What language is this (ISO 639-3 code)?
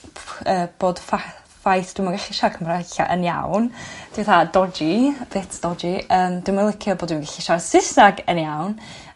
cym